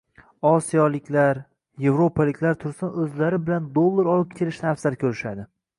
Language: Uzbek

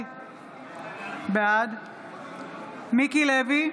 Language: Hebrew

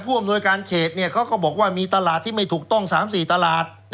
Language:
Thai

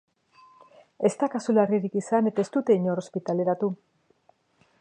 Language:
Basque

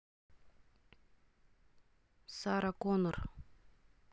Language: Russian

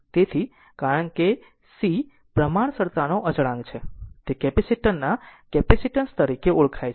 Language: Gujarati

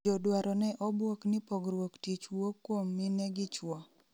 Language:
Luo (Kenya and Tanzania)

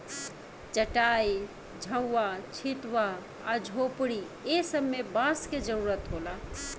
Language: Bhojpuri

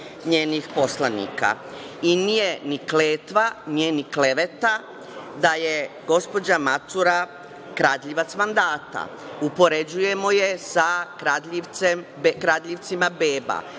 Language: Serbian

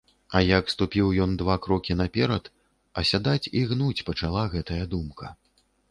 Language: Belarusian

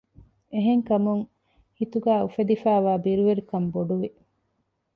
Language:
Divehi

